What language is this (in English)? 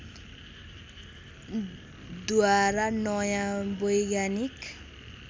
Nepali